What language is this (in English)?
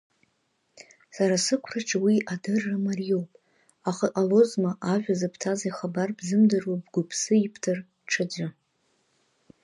Abkhazian